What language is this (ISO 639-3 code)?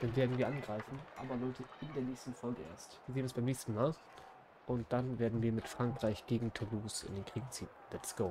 deu